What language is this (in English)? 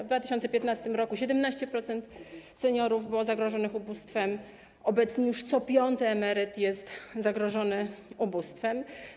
Polish